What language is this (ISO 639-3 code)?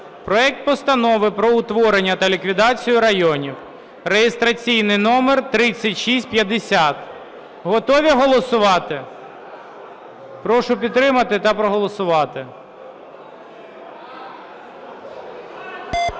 ukr